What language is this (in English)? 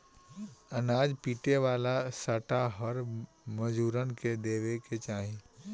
Bhojpuri